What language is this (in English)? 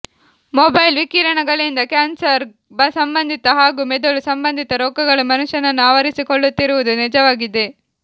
Kannada